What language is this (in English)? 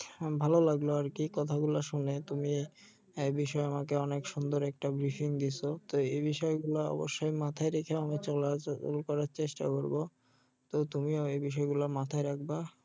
Bangla